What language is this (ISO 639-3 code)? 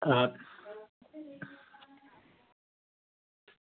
doi